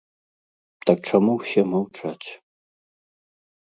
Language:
Belarusian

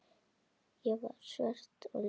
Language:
Icelandic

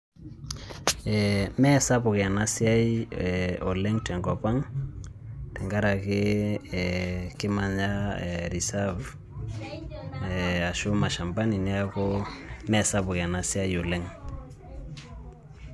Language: Masai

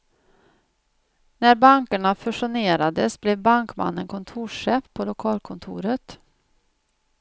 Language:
Swedish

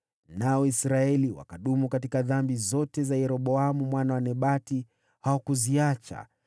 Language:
Swahili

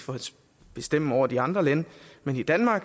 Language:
Danish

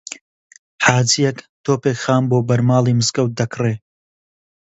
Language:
Central Kurdish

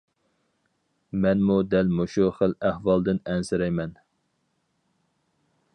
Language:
Uyghur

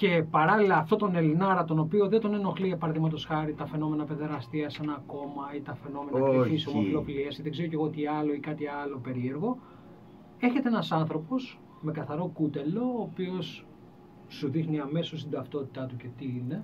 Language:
Greek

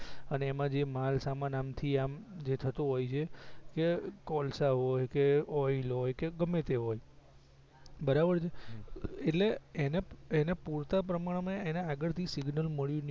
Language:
Gujarati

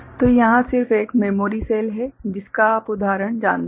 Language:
Hindi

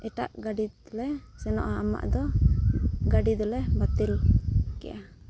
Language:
Santali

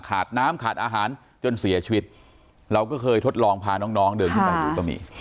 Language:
Thai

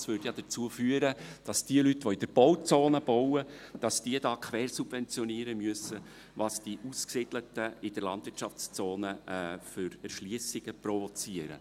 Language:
Swiss German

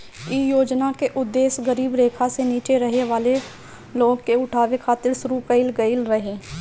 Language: Bhojpuri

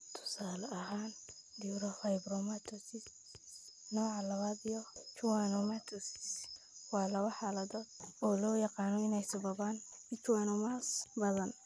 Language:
Somali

